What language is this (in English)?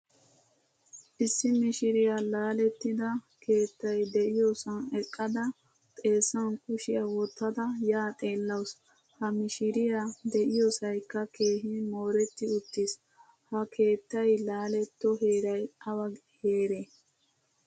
Wolaytta